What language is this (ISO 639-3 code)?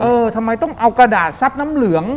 tha